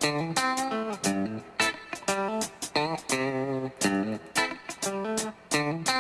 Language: Portuguese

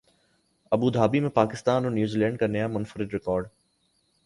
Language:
Urdu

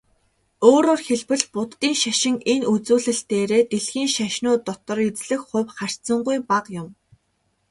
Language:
Mongolian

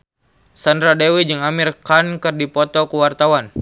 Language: Sundanese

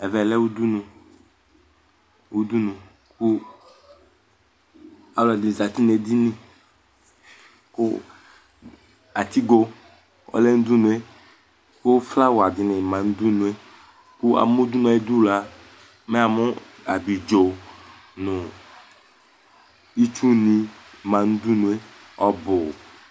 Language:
Ikposo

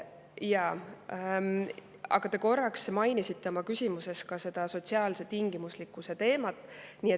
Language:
Estonian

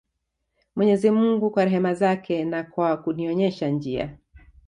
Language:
Swahili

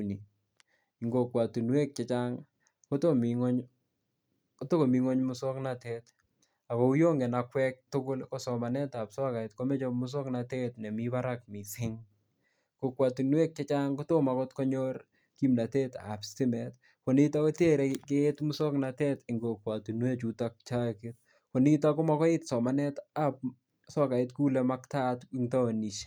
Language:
Kalenjin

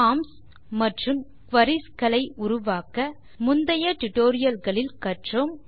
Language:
Tamil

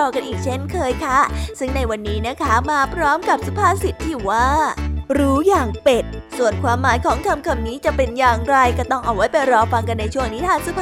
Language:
Thai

